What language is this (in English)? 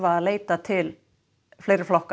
Icelandic